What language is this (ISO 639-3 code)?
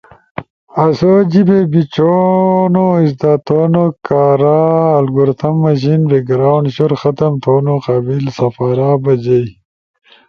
ush